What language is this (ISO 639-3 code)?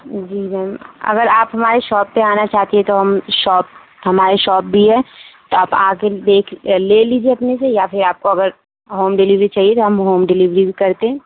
urd